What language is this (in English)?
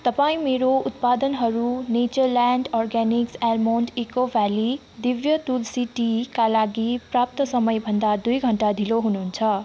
Nepali